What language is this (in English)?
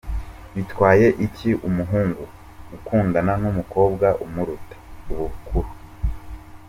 Kinyarwanda